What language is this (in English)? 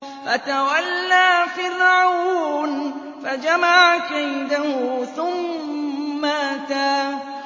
Arabic